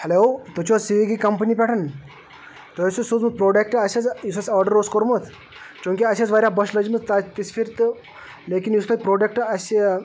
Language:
Kashmiri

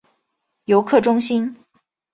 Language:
Chinese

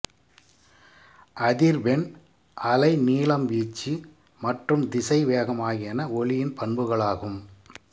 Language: Tamil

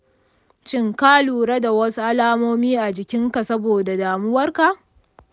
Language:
Hausa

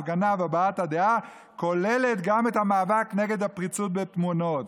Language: Hebrew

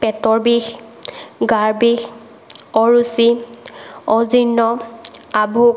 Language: Assamese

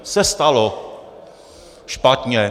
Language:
Czech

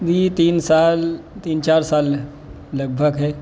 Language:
Urdu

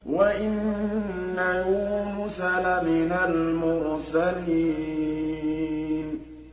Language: Arabic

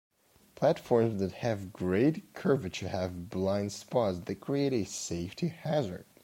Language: English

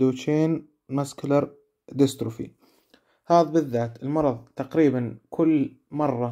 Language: Arabic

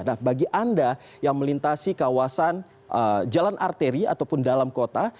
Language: Indonesian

